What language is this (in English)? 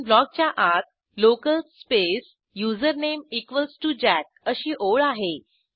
Marathi